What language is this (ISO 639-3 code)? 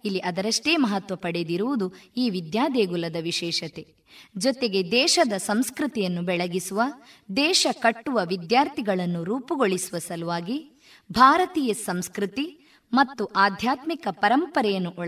kan